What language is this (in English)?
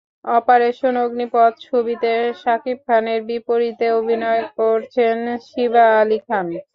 Bangla